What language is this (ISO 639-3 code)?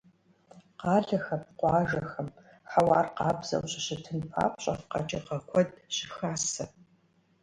kbd